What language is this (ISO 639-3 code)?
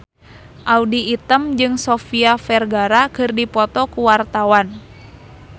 sun